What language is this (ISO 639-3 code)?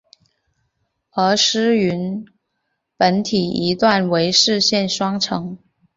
zho